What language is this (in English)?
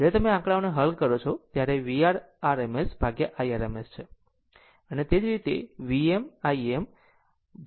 Gujarati